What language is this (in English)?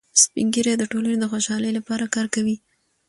Pashto